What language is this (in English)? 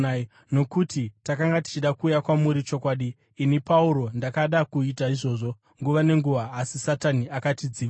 Shona